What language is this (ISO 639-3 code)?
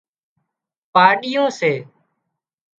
kxp